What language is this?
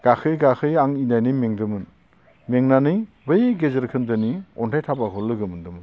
Bodo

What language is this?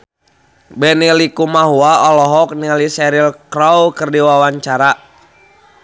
Sundanese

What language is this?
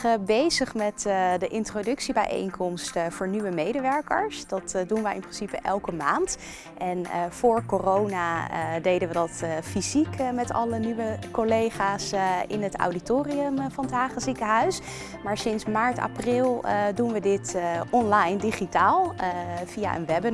Dutch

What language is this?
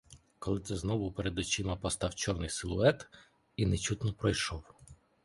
Ukrainian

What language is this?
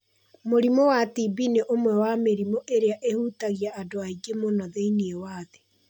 Kikuyu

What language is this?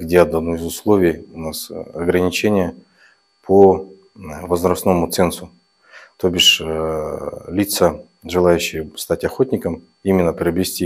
Russian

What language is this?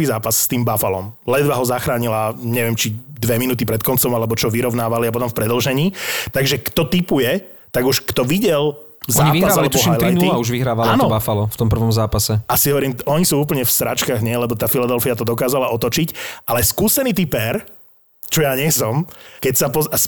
Slovak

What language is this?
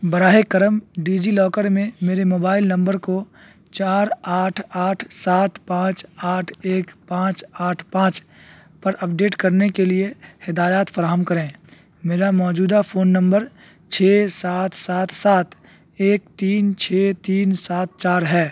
Urdu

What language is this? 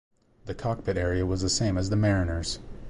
English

